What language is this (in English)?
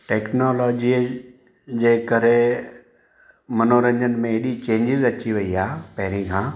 Sindhi